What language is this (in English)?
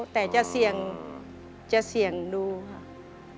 Thai